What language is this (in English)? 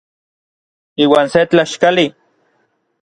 Orizaba Nahuatl